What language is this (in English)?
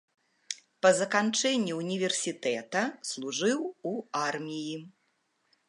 Belarusian